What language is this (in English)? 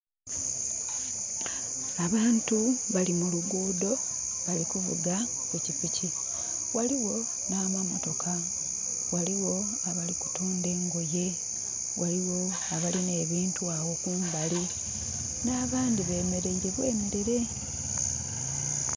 Soga